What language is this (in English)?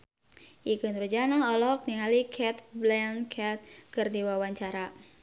Sundanese